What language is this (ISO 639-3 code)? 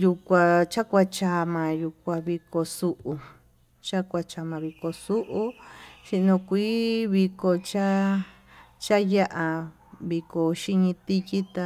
mtu